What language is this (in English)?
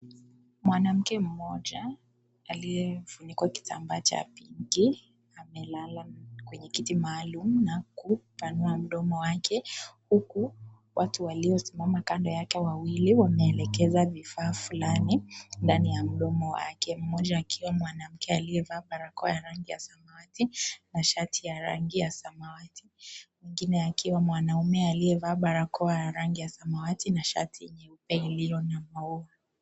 Swahili